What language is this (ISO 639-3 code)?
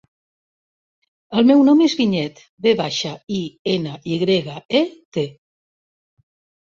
cat